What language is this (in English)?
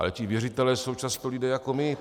Czech